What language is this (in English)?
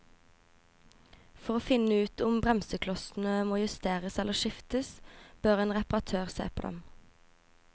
Norwegian